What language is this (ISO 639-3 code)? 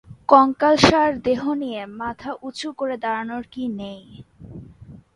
ben